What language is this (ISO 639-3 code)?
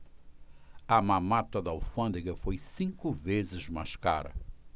por